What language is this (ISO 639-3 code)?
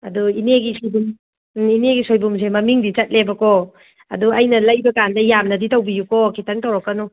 mni